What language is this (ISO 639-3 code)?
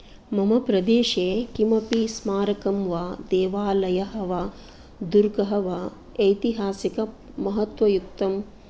san